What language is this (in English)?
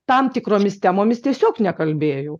Lithuanian